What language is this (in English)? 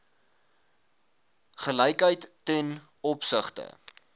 Afrikaans